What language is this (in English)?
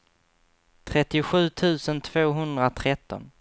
Swedish